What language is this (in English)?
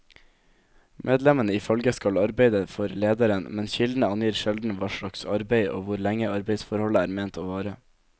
Norwegian